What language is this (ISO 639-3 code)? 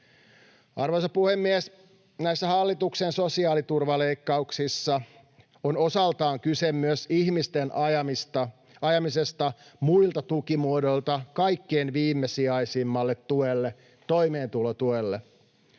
fin